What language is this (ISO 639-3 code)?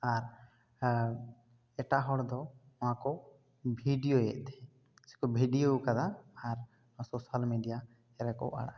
sat